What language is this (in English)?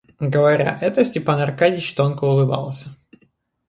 Russian